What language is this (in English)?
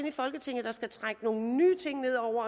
Danish